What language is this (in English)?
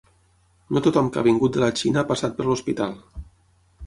Catalan